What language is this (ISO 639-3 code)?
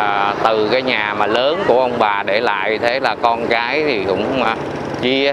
vie